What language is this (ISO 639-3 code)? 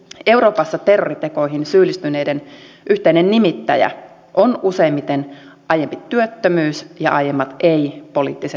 fin